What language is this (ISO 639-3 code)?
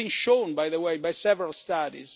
eng